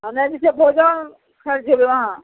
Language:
Maithili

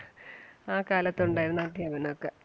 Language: Malayalam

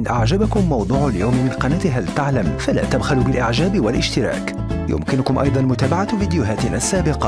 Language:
Arabic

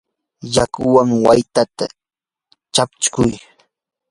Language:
Yanahuanca Pasco Quechua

